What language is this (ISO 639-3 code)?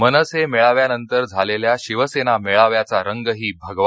mar